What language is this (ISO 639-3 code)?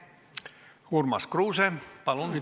est